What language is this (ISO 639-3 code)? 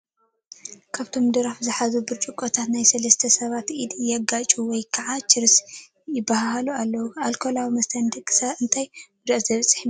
tir